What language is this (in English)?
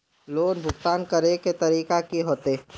Magahi